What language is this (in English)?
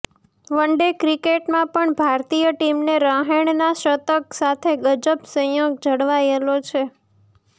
Gujarati